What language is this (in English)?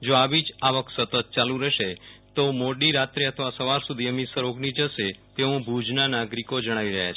Gujarati